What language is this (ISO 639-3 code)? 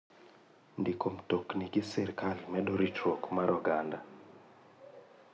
luo